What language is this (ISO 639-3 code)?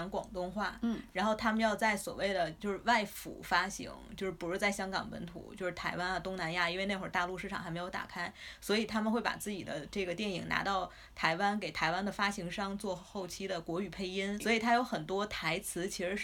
zho